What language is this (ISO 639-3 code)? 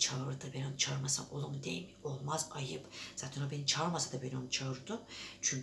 tur